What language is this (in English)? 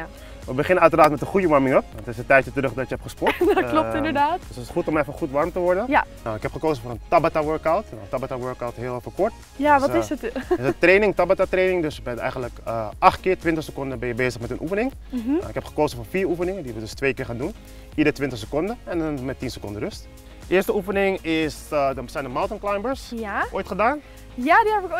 Dutch